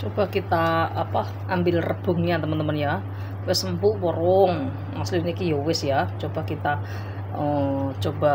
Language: Indonesian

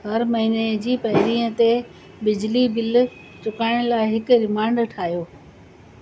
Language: Sindhi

